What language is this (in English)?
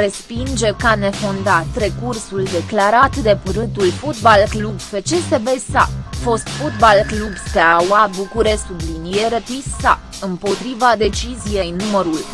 Romanian